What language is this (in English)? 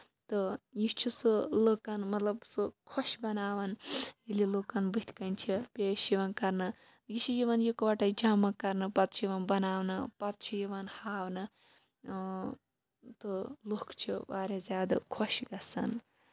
Kashmiri